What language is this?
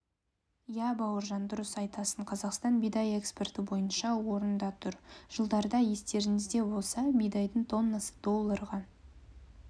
Kazakh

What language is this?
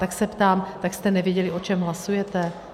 Czech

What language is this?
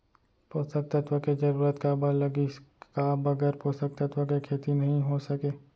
Chhattisgarhi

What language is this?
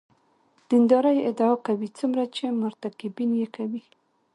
Pashto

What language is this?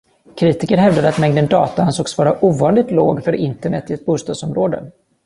Swedish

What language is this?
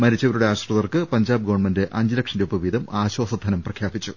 Malayalam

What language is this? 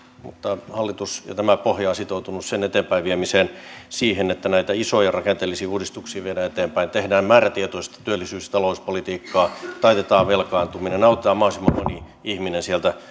Finnish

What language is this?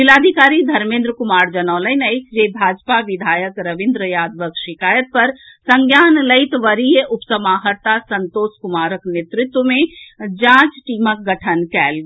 Maithili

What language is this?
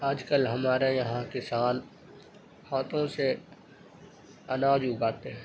Urdu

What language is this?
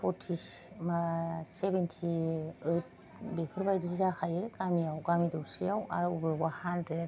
Bodo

